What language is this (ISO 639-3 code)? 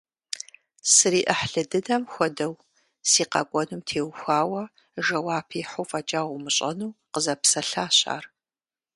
kbd